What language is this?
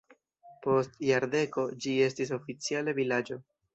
Esperanto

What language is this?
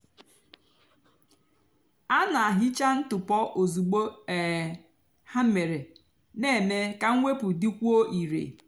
Igbo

